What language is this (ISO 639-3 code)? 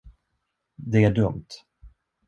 swe